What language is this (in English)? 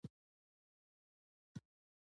Pashto